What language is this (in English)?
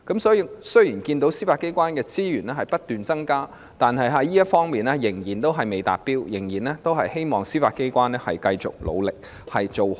Cantonese